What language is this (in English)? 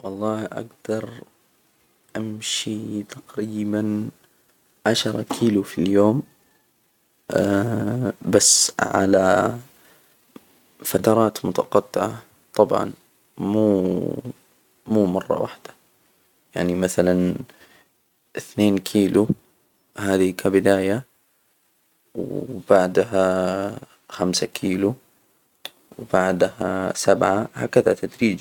Hijazi Arabic